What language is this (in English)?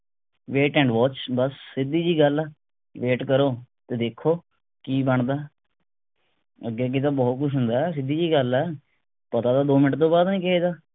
Punjabi